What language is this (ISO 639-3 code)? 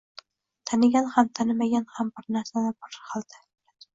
uzb